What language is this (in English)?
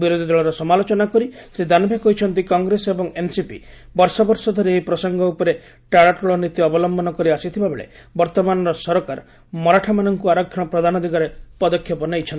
Odia